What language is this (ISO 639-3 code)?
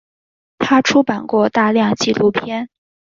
zho